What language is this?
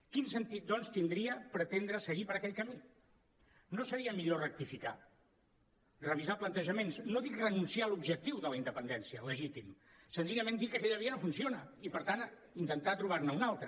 Catalan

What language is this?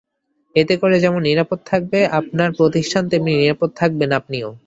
Bangla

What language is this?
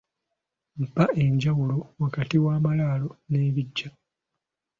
Ganda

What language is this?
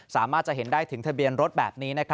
Thai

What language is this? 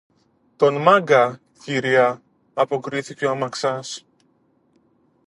Greek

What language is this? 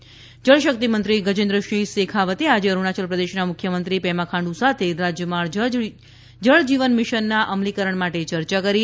Gujarati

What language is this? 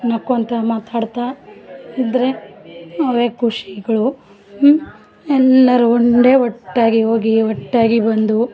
Kannada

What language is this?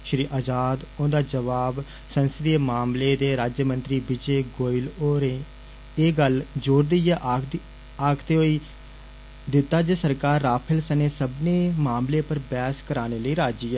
Dogri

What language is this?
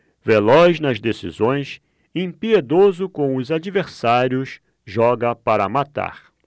Portuguese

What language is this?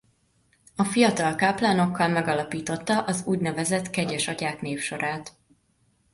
Hungarian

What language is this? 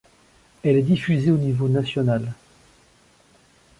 French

